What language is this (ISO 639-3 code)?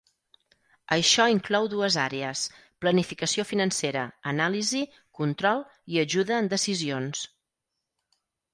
cat